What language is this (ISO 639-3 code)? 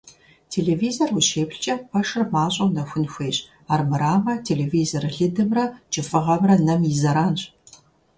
kbd